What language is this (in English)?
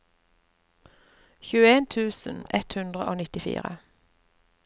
Norwegian